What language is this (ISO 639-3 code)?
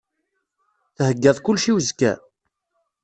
kab